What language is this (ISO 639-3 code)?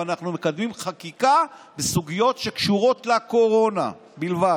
heb